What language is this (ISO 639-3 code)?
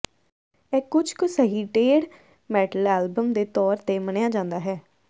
pan